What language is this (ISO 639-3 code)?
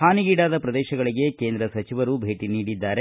kan